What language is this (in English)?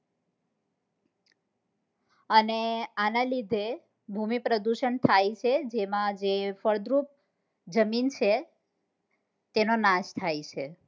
Gujarati